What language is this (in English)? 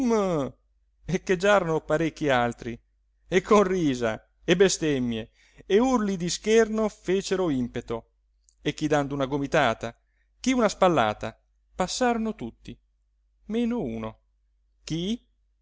Italian